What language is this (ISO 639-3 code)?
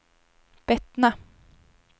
swe